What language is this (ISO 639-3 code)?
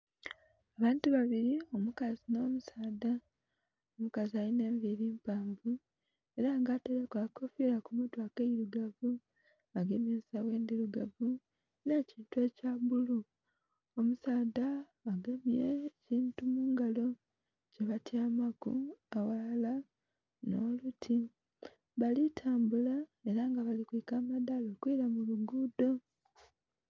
xog